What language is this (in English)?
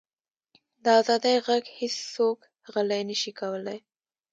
Pashto